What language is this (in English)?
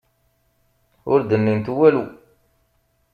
Kabyle